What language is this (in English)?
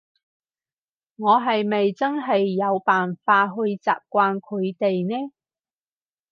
Cantonese